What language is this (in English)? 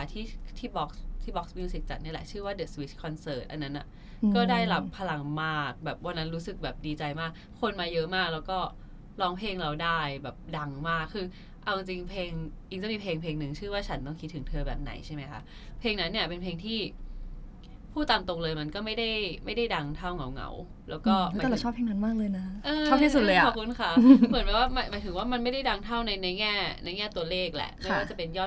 Thai